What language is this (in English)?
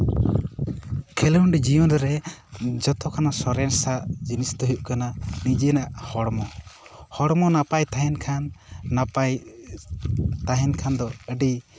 Santali